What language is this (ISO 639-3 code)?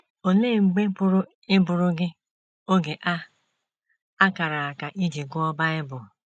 ibo